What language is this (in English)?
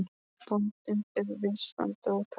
Icelandic